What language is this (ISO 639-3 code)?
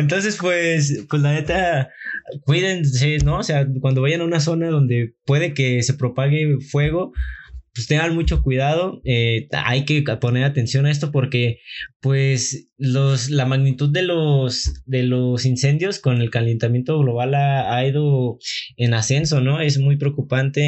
spa